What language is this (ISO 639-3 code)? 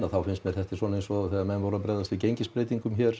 isl